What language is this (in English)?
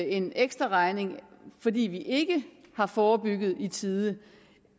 Danish